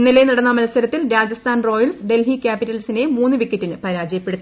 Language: Malayalam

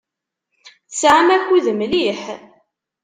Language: Kabyle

